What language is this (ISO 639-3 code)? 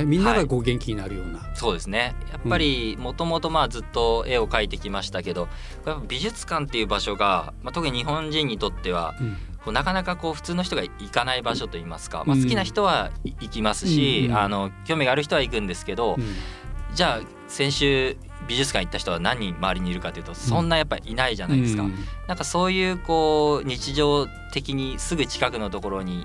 jpn